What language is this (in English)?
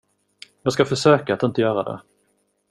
Swedish